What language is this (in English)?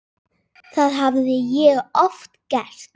Icelandic